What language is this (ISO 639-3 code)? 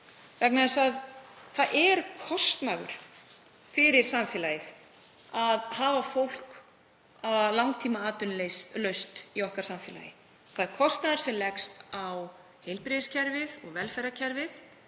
isl